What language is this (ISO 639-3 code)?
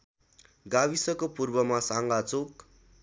nep